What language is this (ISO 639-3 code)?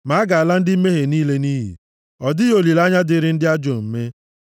ibo